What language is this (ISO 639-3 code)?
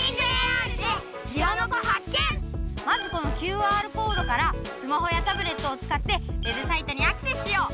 jpn